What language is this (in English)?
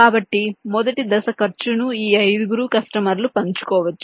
Telugu